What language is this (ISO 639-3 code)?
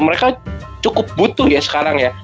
ind